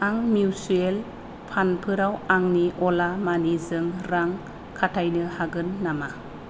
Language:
Bodo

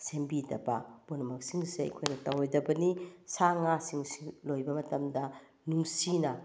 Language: Manipuri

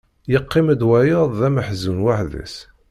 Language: Kabyle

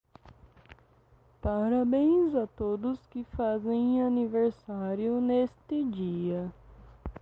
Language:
Portuguese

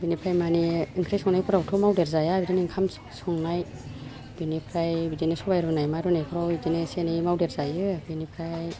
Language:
Bodo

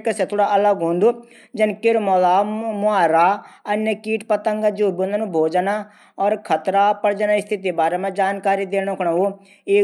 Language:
Garhwali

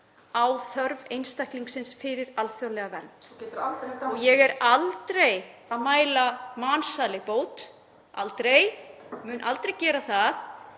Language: Icelandic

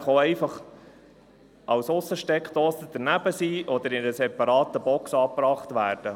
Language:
Swiss German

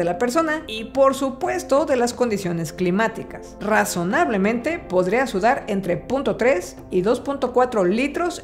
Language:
Spanish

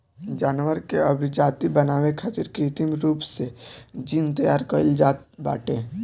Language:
Bhojpuri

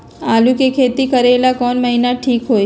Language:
Magahi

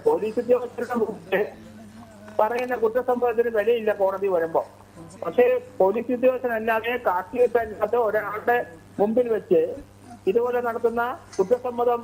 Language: Hindi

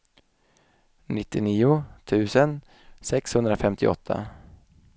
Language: Swedish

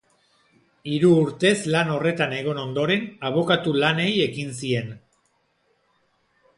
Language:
Basque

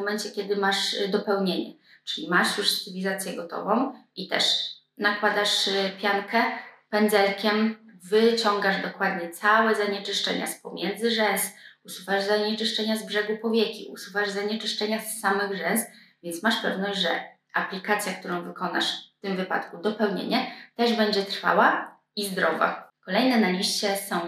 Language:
Polish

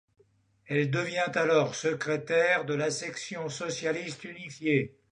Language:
French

